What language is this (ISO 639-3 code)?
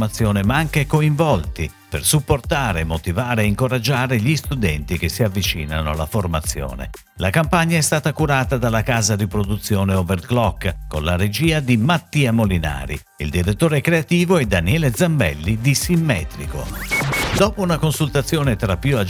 ita